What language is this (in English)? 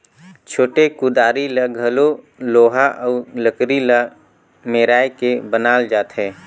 Chhattisgarhi